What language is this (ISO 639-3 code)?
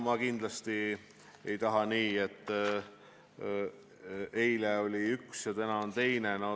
est